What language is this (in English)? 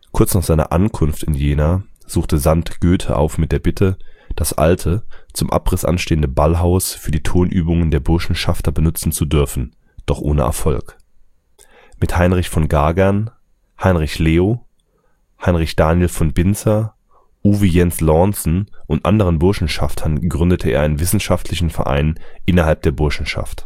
German